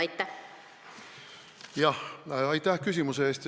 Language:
Estonian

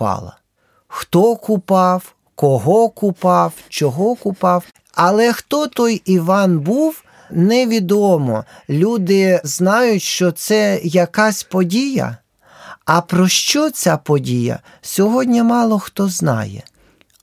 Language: Ukrainian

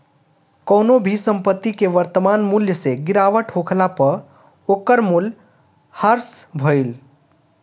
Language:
Bhojpuri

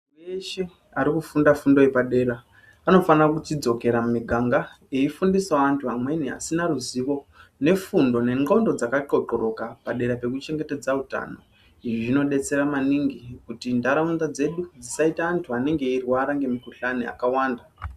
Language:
Ndau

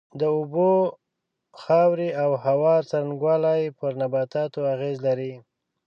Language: Pashto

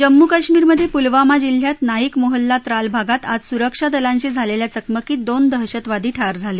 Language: Marathi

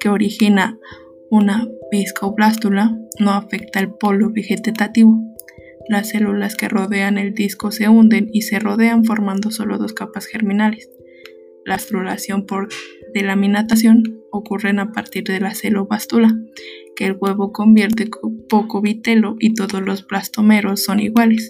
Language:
Spanish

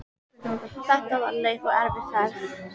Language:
Icelandic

